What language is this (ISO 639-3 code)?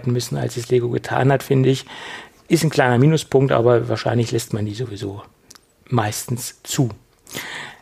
deu